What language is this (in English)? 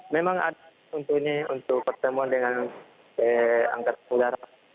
Indonesian